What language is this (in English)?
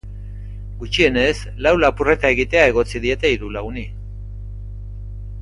Basque